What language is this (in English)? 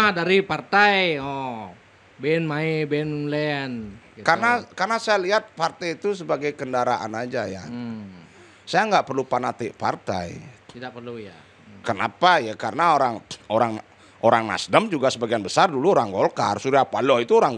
Indonesian